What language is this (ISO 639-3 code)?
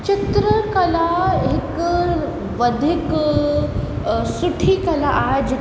snd